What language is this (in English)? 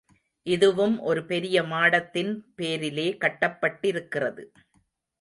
Tamil